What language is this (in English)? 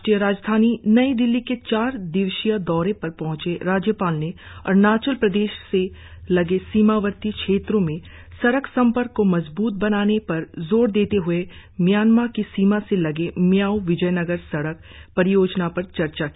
Hindi